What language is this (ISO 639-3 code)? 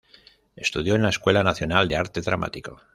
spa